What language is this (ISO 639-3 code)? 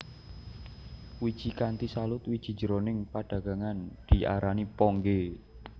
jav